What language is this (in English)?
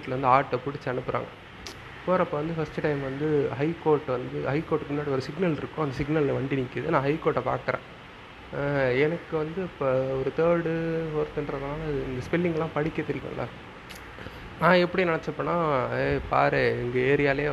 Tamil